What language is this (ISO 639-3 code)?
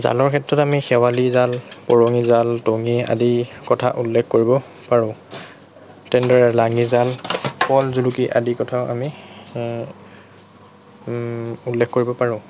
asm